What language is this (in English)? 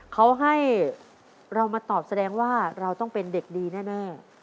Thai